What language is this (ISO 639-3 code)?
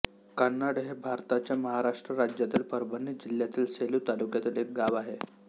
mar